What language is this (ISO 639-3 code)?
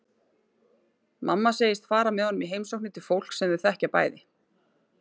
isl